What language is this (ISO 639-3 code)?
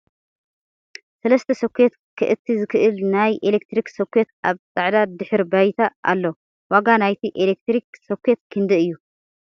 tir